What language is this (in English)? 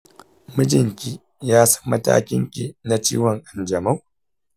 Hausa